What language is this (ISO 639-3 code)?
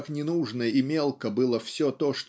rus